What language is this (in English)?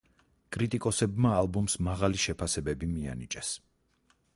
Georgian